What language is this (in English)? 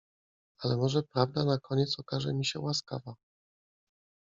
Polish